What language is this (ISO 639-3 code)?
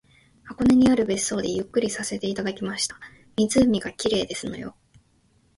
jpn